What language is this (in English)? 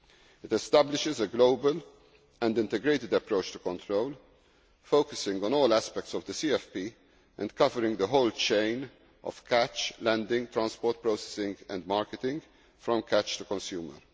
English